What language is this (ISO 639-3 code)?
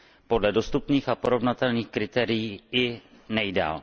ces